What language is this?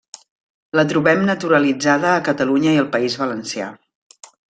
Catalan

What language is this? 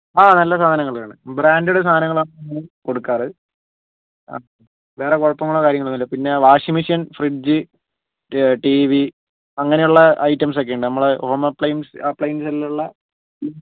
Malayalam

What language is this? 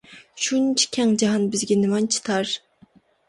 Uyghur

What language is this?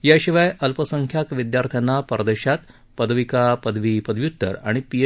Marathi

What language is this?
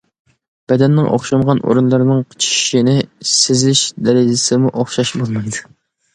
Uyghur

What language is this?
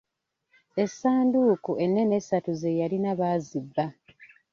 Ganda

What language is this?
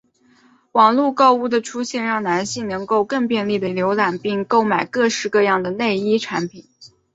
Chinese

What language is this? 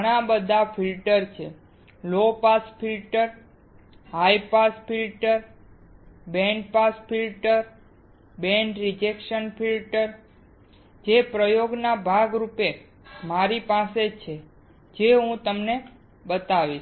Gujarati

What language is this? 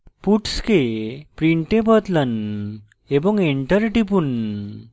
Bangla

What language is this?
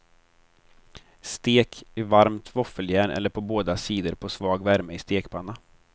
Swedish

